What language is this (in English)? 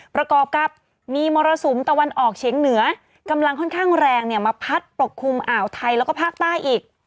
Thai